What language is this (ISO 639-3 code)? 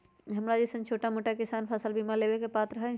mag